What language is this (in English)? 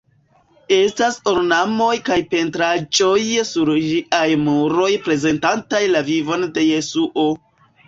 Esperanto